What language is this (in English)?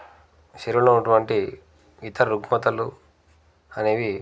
Telugu